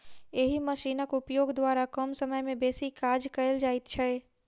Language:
Maithili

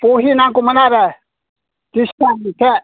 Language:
Bodo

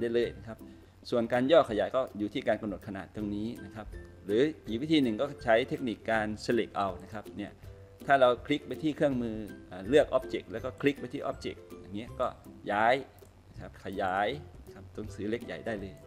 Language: Thai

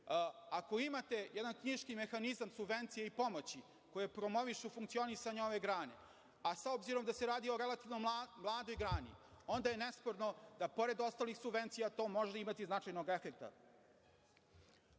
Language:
Serbian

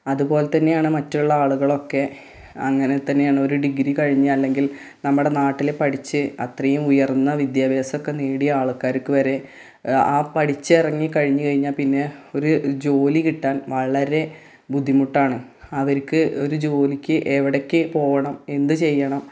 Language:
Malayalam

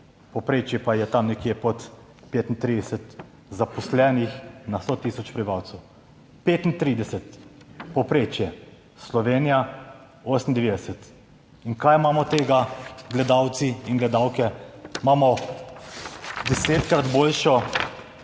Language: Slovenian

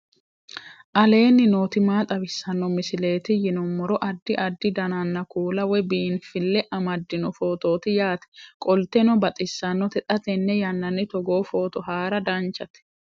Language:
Sidamo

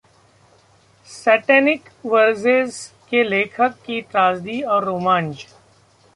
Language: Hindi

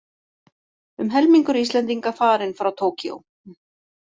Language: Icelandic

